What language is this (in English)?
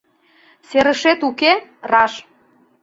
Mari